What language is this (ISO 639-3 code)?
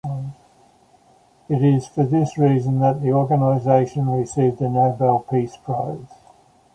eng